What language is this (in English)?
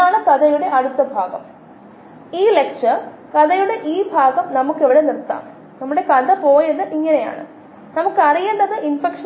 Malayalam